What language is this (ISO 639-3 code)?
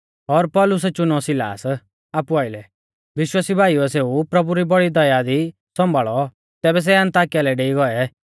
bfz